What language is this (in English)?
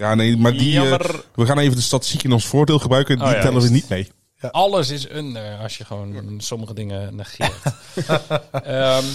Dutch